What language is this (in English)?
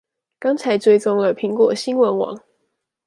Chinese